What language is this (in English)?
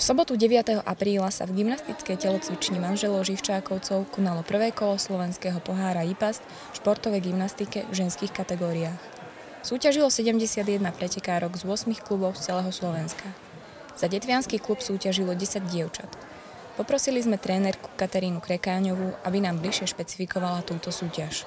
Slovak